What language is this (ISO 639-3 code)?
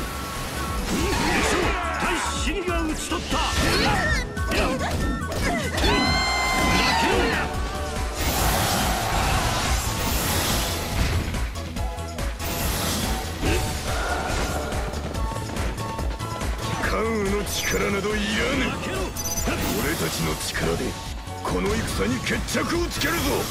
jpn